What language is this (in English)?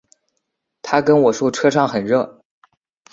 Chinese